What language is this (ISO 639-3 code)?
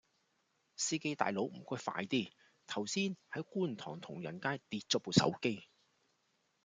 yue